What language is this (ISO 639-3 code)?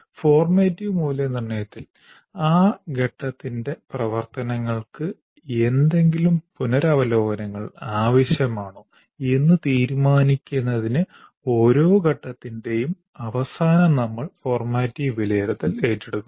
mal